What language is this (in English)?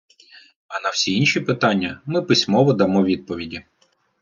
Ukrainian